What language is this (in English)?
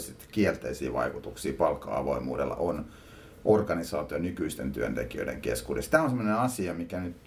Finnish